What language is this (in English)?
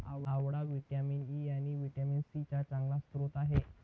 Marathi